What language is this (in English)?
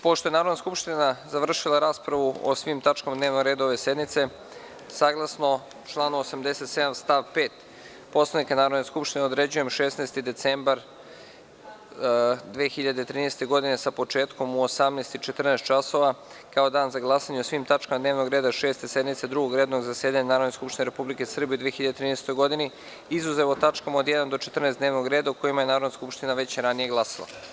Serbian